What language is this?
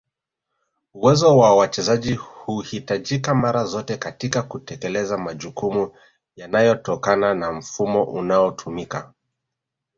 Swahili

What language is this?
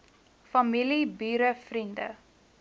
Afrikaans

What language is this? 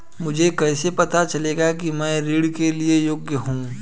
Hindi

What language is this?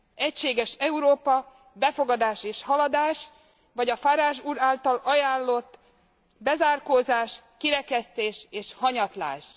Hungarian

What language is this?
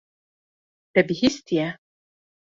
Kurdish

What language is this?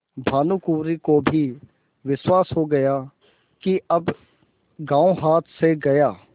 Hindi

